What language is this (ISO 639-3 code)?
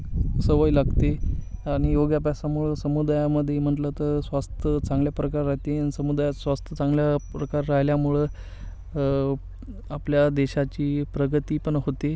mar